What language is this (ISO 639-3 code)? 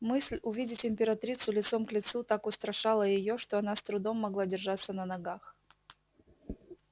rus